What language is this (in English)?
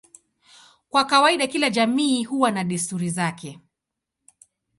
Swahili